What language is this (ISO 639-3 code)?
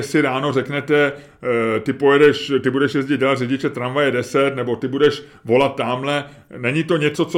ces